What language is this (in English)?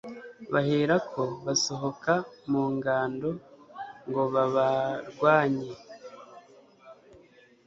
Kinyarwanda